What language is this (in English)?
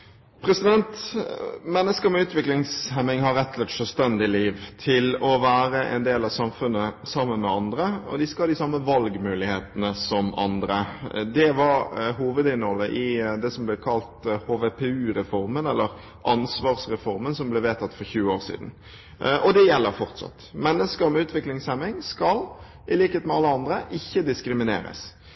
Norwegian Bokmål